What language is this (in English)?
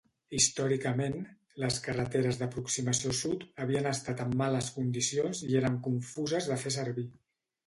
Catalan